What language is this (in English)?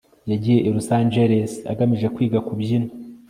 Kinyarwanda